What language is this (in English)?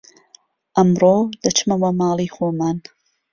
Central Kurdish